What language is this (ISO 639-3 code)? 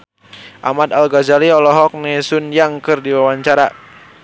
sun